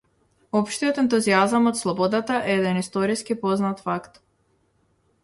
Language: Macedonian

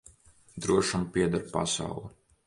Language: Latvian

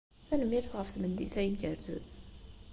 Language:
Kabyle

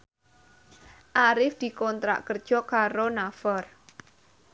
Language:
Javanese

